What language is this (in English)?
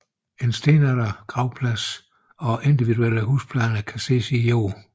Danish